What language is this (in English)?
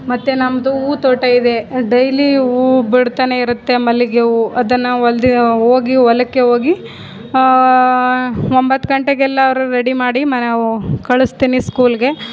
Kannada